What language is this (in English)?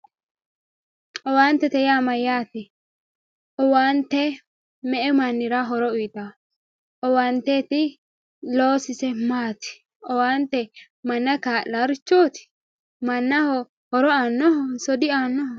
Sidamo